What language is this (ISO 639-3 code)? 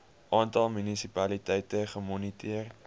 afr